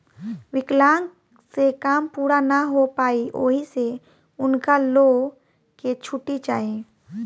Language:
Bhojpuri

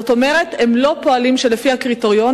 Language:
Hebrew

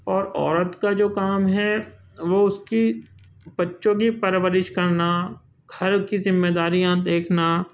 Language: Urdu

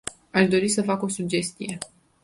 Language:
Romanian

